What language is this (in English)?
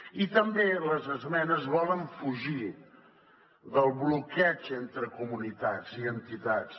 Catalan